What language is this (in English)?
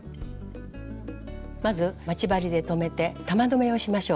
Japanese